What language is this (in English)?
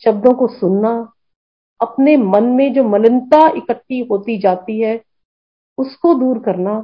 Hindi